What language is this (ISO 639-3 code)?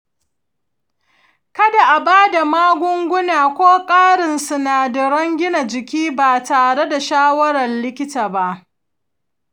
hau